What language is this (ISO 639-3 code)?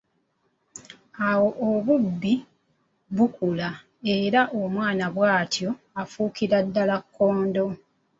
lug